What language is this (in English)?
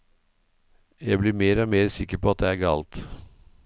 Norwegian